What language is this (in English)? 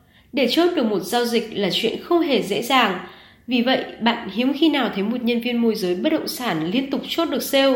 Vietnamese